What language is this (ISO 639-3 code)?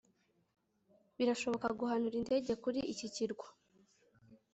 kin